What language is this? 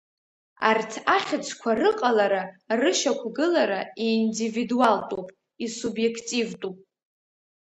Abkhazian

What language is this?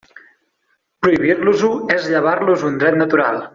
Catalan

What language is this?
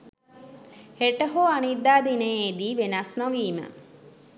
Sinhala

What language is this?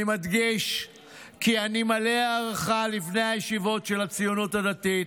Hebrew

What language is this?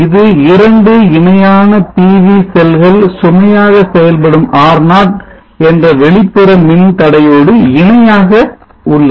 Tamil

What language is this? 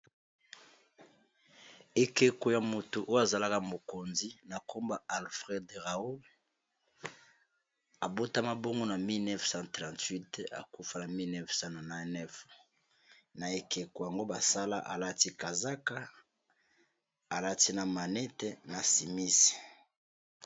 Lingala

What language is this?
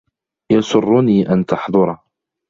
Arabic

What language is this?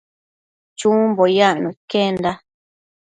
Matsés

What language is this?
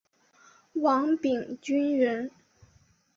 Chinese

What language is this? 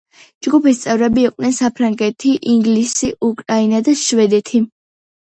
Georgian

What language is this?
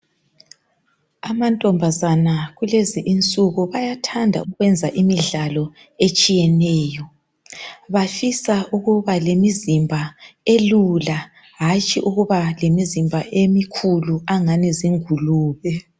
North Ndebele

